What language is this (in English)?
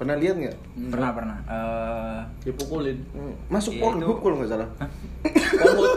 Indonesian